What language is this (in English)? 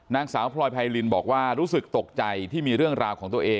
Thai